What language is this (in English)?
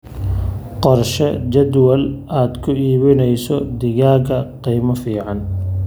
Somali